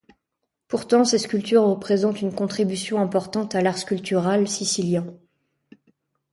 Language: French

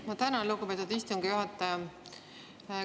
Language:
Estonian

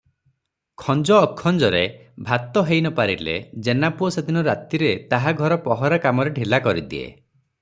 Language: Odia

